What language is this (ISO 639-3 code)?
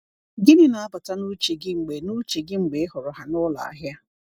ibo